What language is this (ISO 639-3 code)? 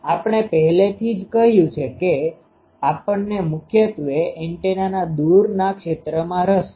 guj